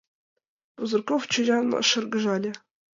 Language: Mari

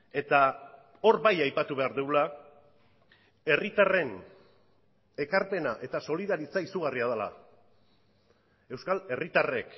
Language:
Basque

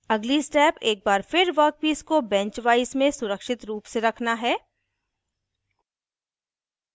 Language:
Hindi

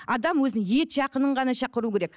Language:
Kazakh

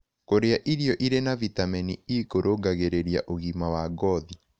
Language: Kikuyu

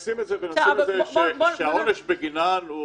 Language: Hebrew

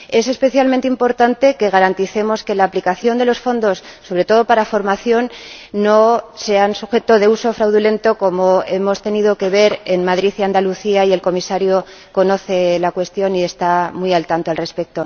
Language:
Spanish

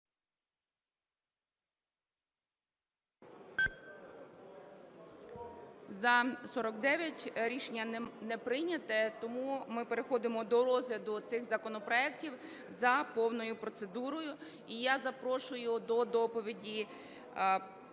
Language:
Ukrainian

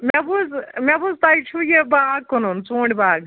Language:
Kashmiri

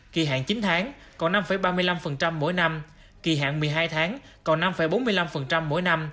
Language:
Vietnamese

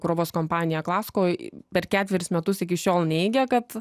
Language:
Lithuanian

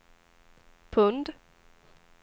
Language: Swedish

